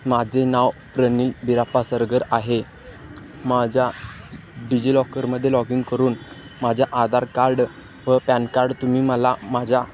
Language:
Marathi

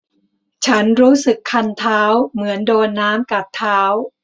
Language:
Thai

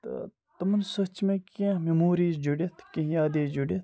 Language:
Kashmiri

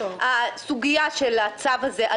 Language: Hebrew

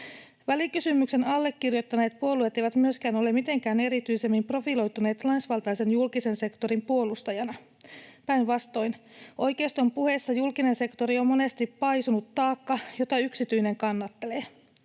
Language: Finnish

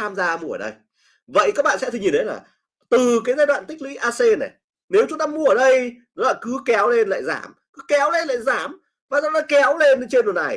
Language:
Vietnamese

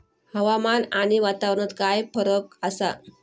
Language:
Marathi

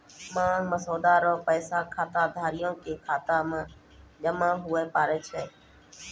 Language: Maithili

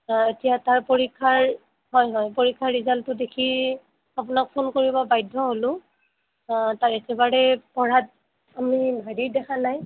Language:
Assamese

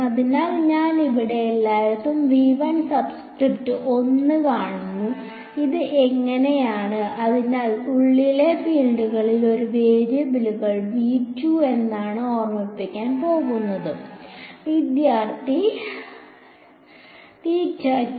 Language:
Malayalam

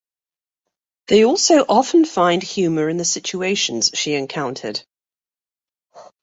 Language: English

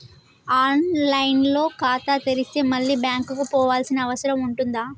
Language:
Telugu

